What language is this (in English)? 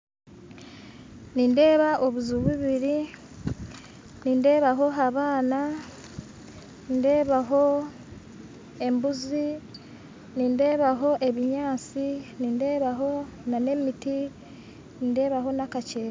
Nyankole